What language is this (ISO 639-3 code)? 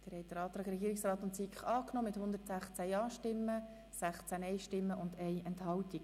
gsw